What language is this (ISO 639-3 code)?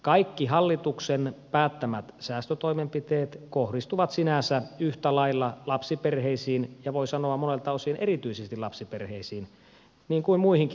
fin